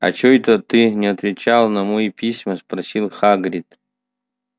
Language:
Russian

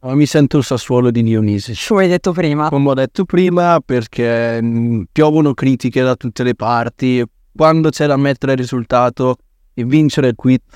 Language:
Italian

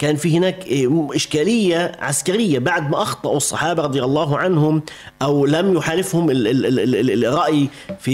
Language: Arabic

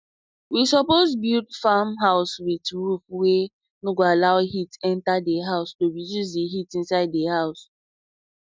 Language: Nigerian Pidgin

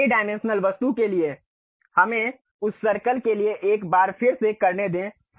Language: Hindi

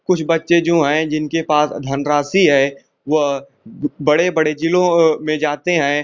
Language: Hindi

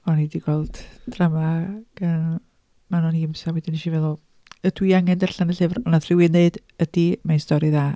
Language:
Welsh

